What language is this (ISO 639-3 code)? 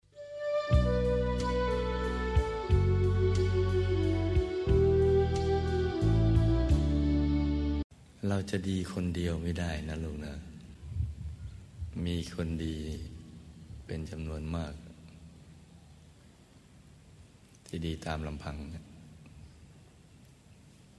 tha